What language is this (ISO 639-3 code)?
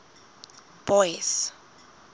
sot